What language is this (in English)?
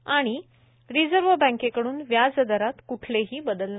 Marathi